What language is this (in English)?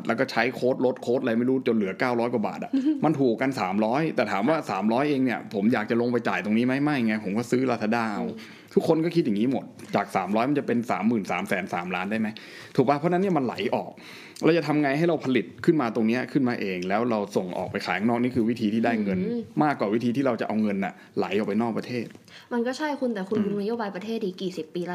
Thai